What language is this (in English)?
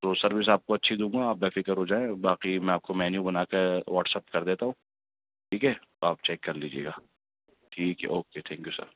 Urdu